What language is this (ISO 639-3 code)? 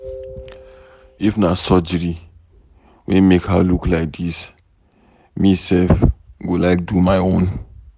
pcm